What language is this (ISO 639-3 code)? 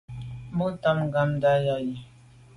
byv